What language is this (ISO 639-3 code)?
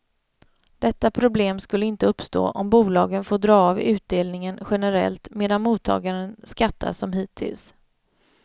swe